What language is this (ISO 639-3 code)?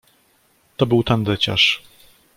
pol